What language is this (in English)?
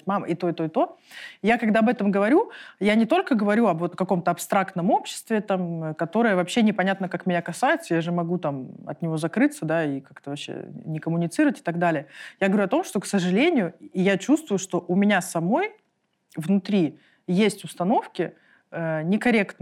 Russian